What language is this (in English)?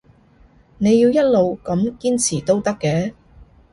Cantonese